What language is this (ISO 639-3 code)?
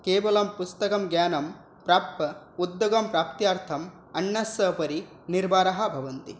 san